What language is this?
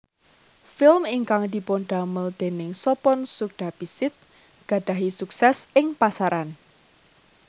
Javanese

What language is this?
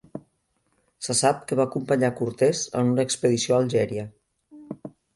Catalan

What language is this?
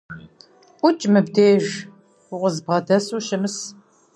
Kabardian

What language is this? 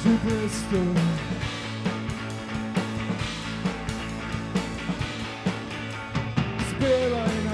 Slovak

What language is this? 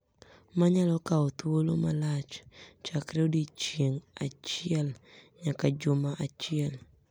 Luo (Kenya and Tanzania)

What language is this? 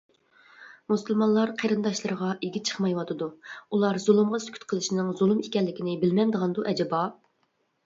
Uyghur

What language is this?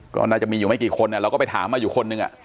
Thai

